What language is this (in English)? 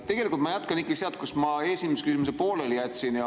Estonian